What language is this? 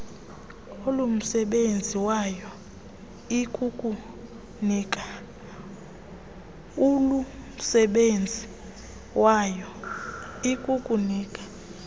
Xhosa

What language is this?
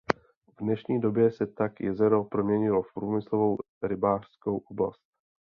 Czech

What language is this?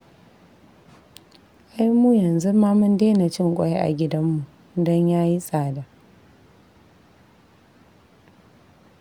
Hausa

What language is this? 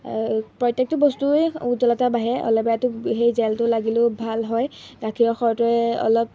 Assamese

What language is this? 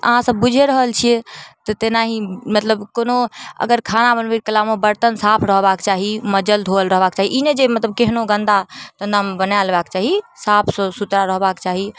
Maithili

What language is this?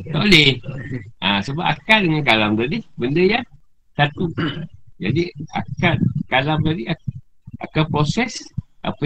Malay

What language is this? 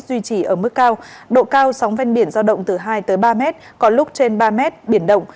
Vietnamese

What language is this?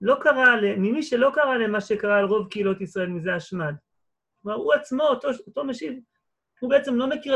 Hebrew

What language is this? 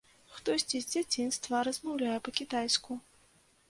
Belarusian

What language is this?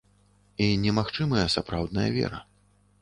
Belarusian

